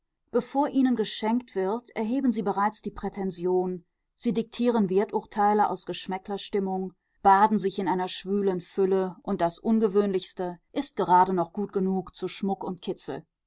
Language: German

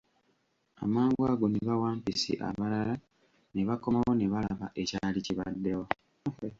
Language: Ganda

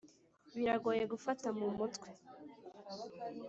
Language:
Kinyarwanda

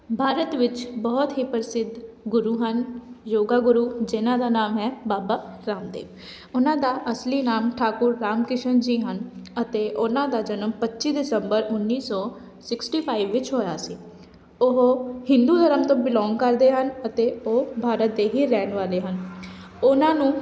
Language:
Punjabi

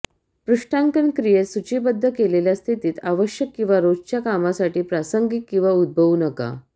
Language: Marathi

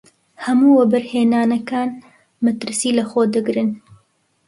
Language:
Central Kurdish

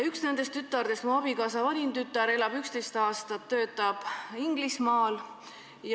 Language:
Estonian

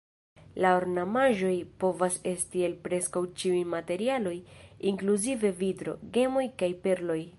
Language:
Esperanto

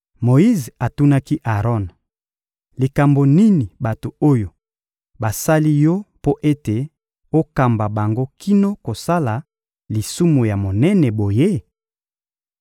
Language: Lingala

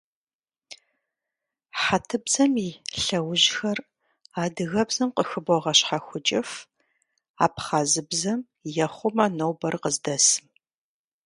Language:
Kabardian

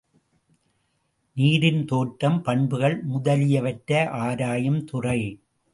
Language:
Tamil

